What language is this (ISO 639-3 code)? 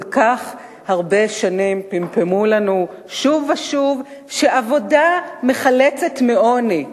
heb